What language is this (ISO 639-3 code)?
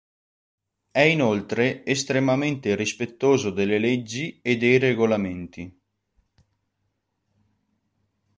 ita